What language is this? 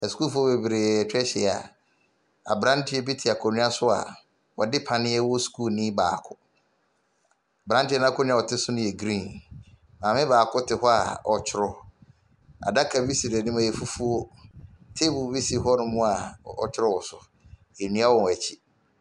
Akan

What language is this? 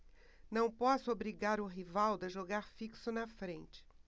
Portuguese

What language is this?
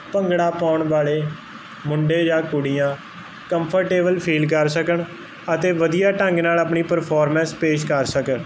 Punjabi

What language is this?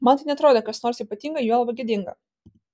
Lithuanian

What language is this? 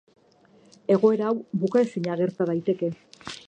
Basque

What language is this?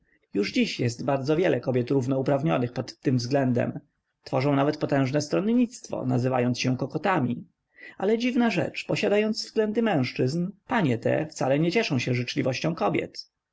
Polish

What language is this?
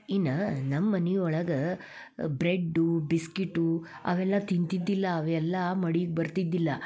Kannada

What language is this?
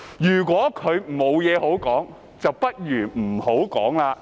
Cantonese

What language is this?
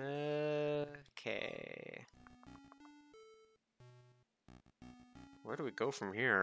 English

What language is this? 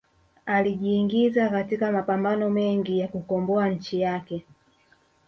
Swahili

